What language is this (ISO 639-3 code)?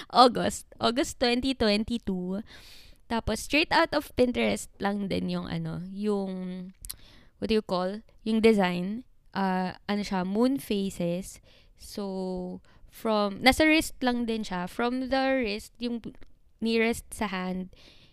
fil